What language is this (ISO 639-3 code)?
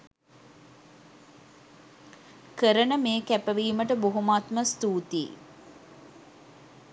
sin